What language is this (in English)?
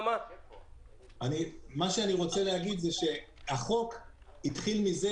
Hebrew